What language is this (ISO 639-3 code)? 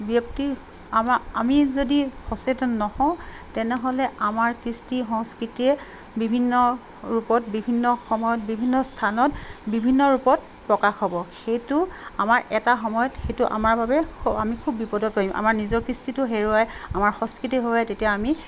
asm